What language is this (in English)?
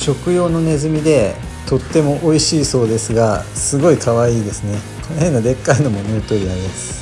Japanese